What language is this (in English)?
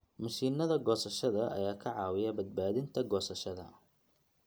Somali